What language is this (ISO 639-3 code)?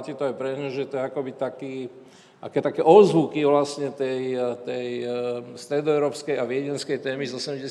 slk